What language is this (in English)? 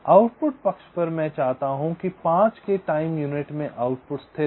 Hindi